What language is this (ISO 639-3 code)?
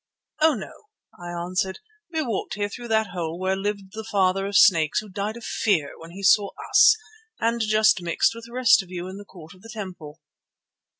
eng